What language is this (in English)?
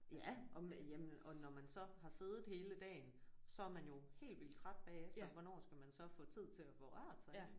Danish